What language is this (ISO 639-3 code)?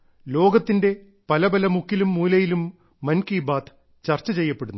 mal